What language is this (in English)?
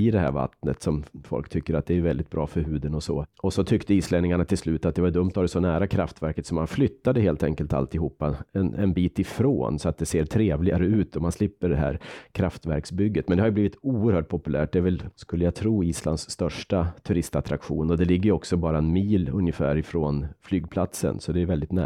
Swedish